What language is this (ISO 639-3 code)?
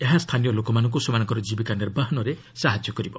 ori